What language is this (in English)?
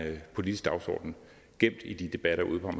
Danish